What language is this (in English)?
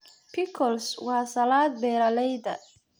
Somali